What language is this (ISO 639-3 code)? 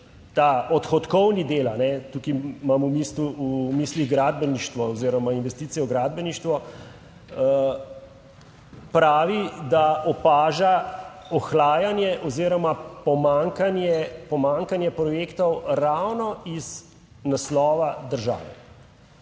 slv